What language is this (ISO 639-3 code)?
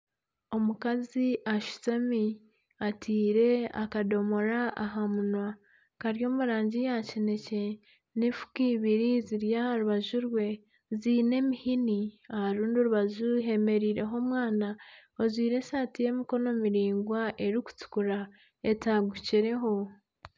nyn